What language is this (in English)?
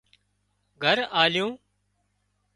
Wadiyara Koli